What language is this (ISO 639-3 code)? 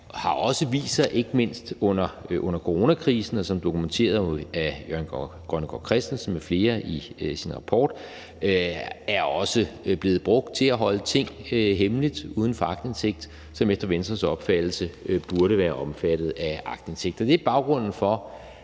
dan